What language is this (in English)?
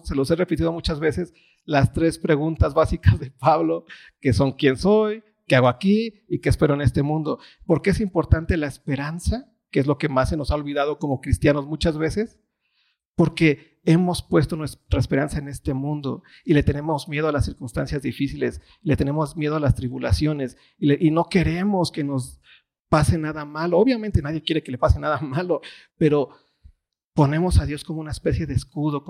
Spanish